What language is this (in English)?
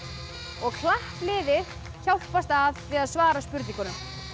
Icelandic